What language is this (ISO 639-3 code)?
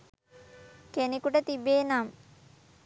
sin